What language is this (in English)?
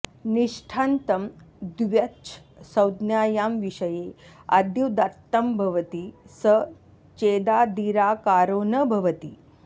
Sanskrit